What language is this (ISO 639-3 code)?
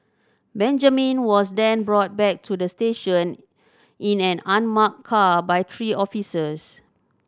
eng